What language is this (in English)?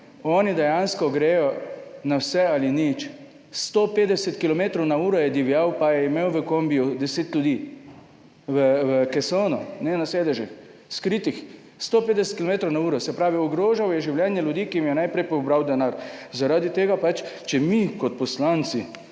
Slovenian